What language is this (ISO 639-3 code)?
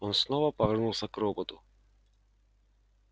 rus